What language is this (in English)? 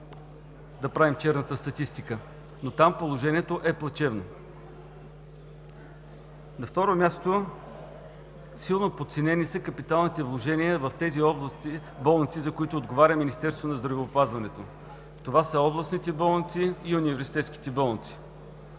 Bulgarian